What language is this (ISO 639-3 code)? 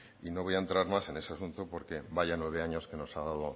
spa